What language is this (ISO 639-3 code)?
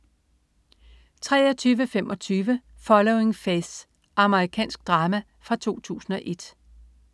dan